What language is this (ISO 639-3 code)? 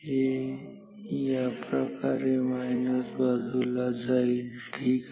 mar